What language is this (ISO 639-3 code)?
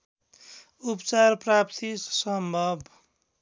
nep